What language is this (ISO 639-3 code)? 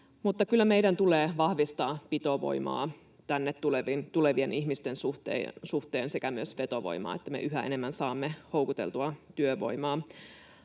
fin